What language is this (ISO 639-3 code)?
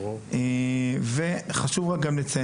heb